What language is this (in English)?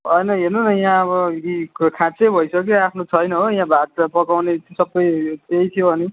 Nepali